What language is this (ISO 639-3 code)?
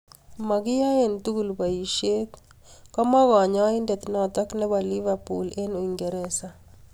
kln